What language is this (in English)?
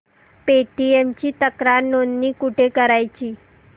Marathi